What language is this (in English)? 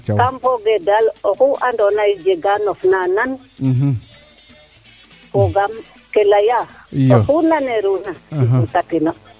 Serer